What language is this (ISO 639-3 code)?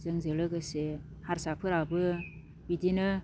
brx